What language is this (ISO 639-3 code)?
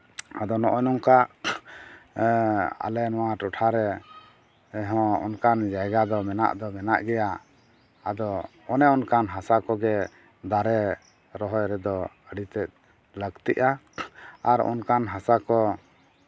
sat